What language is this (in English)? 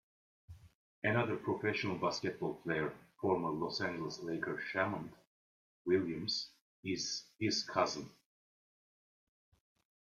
English